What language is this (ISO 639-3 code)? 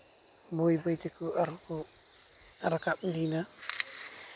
sat